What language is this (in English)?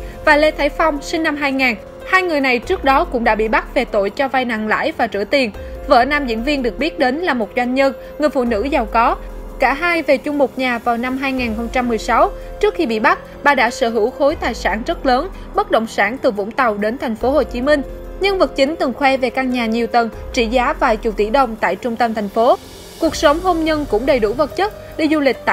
Vietnamese